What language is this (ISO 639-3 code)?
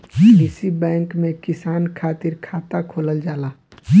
bho